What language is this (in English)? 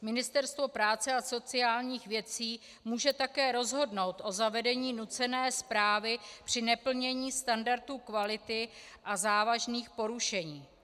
Czech